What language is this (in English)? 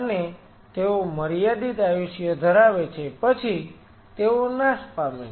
Gujarati